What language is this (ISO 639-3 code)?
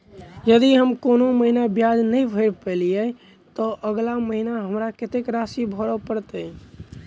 mai